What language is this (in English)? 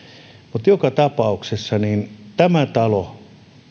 Finnish